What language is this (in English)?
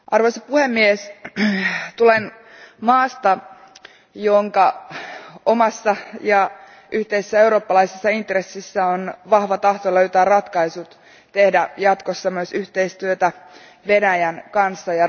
Finnish